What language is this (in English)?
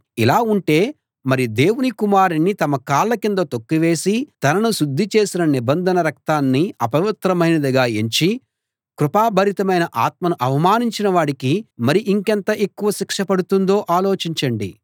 Telugu